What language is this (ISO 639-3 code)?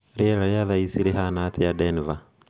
kik